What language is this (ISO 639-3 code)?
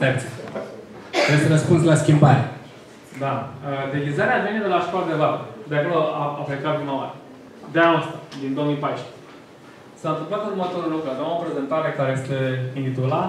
ron